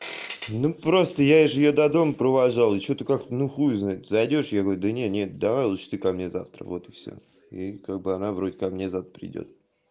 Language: Russian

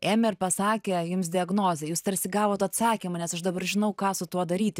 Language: Lithuanian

